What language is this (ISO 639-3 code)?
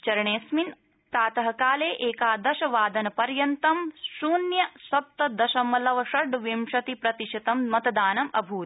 san